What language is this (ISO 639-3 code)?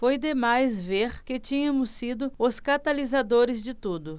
por